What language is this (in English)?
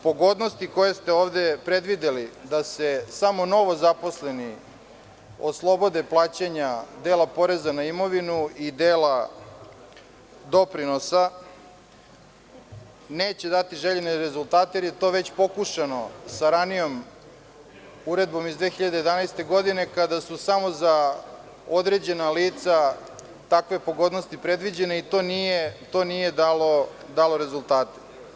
Serbian